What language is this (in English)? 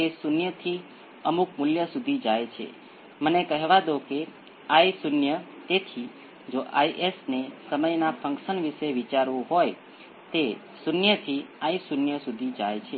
Gujarati